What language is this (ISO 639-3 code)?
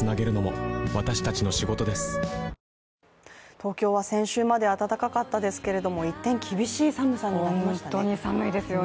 jpn